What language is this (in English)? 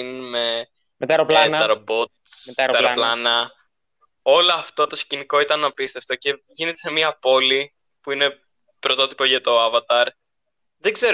Greek